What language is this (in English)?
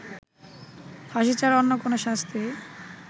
Bangla